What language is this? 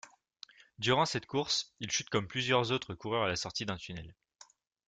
French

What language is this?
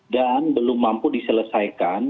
Indonesian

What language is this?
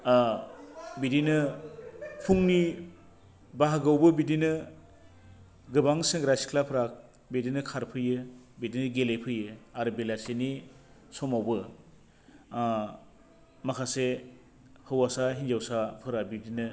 Bodo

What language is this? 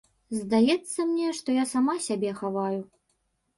Belarusian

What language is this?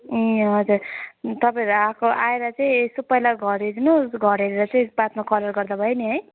Nepali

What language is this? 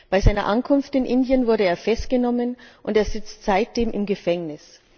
German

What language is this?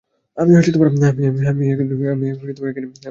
Bangla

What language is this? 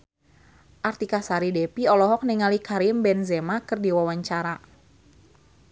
Sundanese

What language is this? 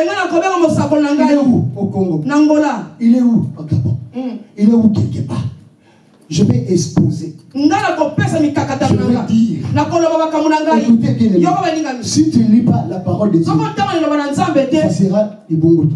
French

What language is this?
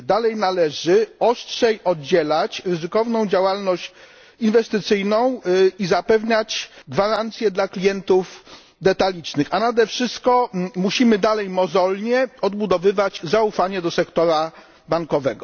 Polish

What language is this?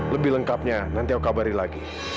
Indonesian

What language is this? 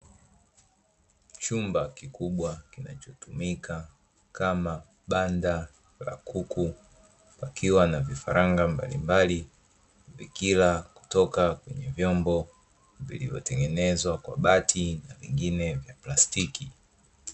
Swahili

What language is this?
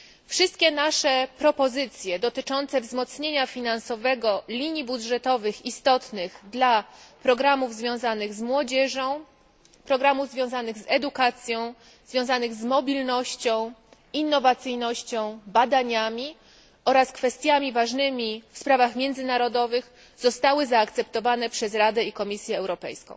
Polish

